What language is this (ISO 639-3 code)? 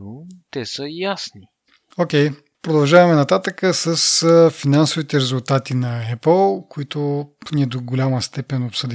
bul